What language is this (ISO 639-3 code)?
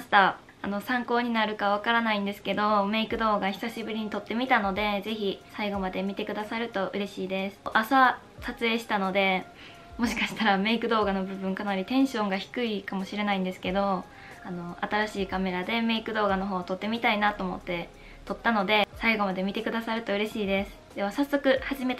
jpn